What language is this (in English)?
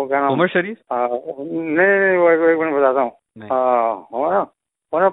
Urdu